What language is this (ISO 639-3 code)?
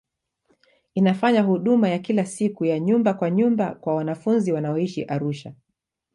swa